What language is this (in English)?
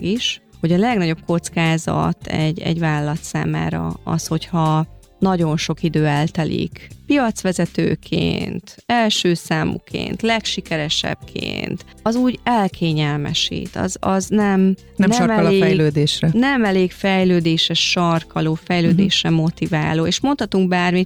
Hungarian